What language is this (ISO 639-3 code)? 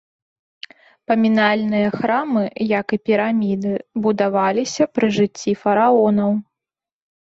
bel